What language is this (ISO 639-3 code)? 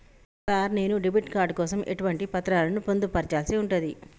tel